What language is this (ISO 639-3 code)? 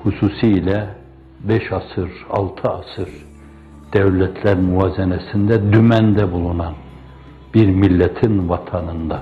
tur